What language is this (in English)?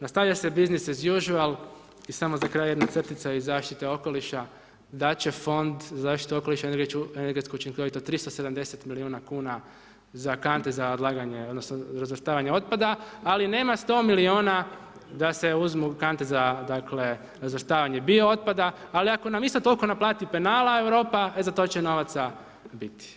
Croatian